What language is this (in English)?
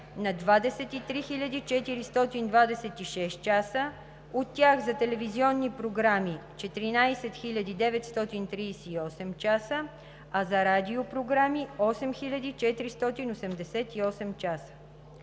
Bulgarian